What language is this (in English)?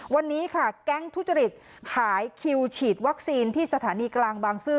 Thai